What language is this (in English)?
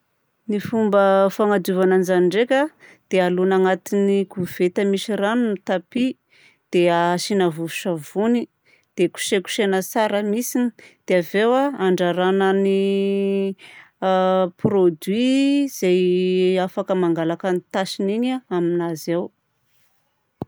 Southern Betsimisaraka Malagasy